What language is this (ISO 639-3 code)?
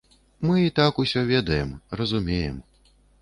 bel